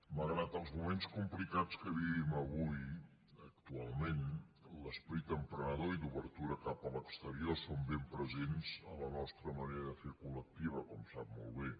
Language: Catalan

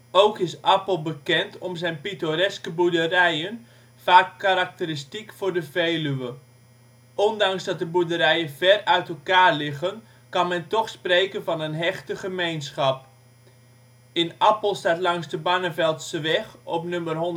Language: Dutch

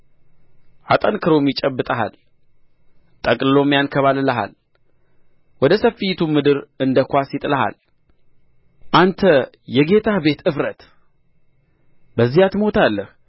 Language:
Amharic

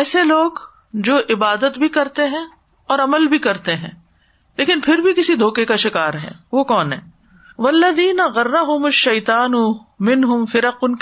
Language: Urdu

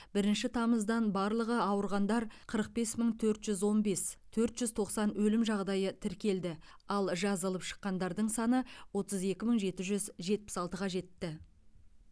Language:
Kazakh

